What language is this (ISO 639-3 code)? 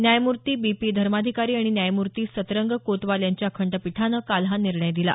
mar